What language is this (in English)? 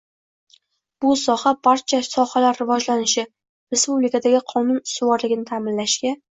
Uzbek